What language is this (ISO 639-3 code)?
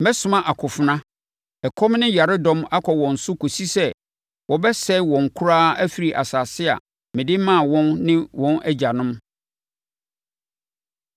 aka